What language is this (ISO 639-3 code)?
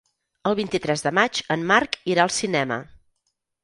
cat